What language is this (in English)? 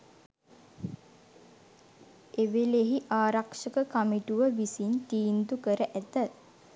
Sinhala